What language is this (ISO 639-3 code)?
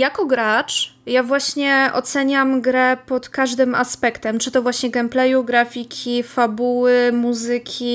pol